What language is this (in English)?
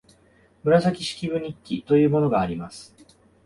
Japanese